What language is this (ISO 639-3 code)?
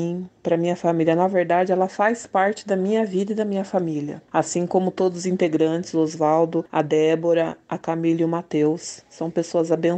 por